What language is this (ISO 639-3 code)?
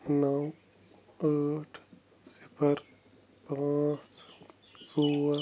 kas